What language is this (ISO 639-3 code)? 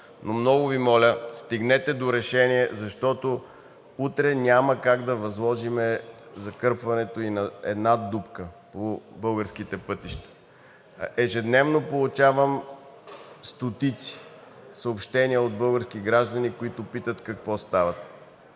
bul